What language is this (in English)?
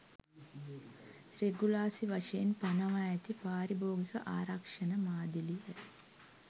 Sinhala